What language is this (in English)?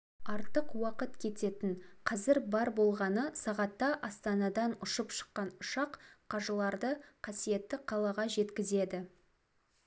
Kazakh